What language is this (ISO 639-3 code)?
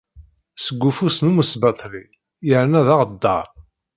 kab